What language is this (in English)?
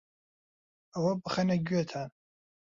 Central Kurdish